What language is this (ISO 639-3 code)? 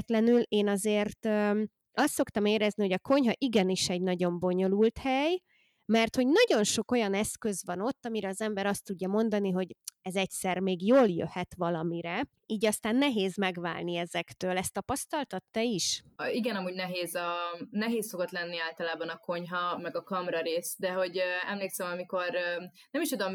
hun